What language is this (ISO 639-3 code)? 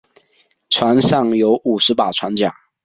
zho